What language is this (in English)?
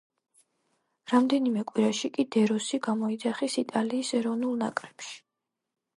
Georgian